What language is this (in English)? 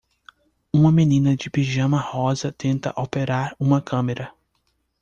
Portuguese